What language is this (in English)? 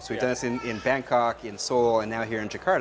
Indonesian